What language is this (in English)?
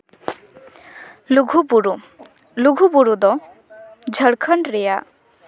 Santali